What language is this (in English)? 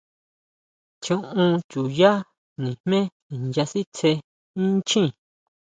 Huautla Mazatec